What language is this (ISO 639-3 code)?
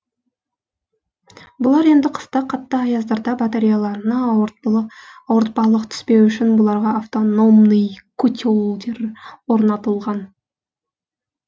kaz